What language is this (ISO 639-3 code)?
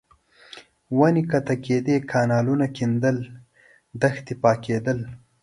pus